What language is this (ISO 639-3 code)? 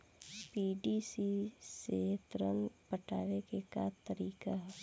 bho